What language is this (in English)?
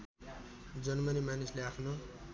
Nepali